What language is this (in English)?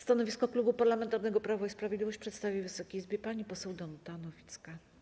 Polish